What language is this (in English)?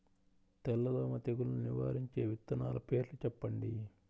Telugu